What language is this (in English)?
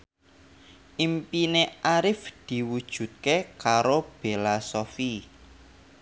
Javanese